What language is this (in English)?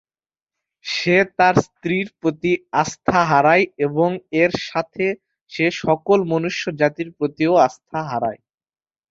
Bangla